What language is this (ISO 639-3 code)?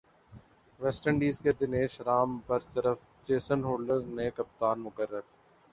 urd